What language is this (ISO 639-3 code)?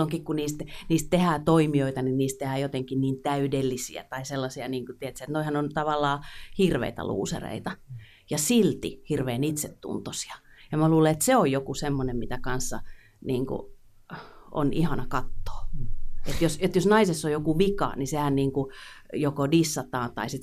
fin